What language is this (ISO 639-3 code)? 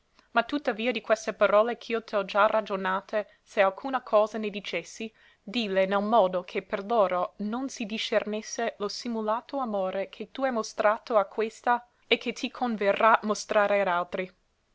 ita